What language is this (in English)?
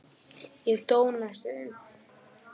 Icelandic